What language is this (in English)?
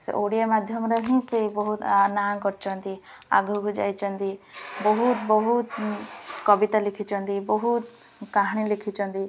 Odia